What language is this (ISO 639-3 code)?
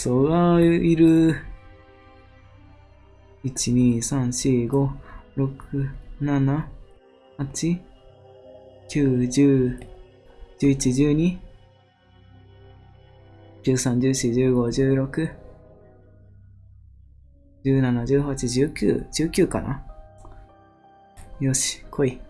jpn